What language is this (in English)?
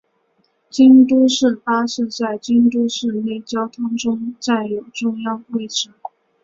Chinese